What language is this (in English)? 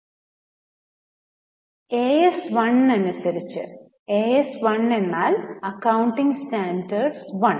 Malayalam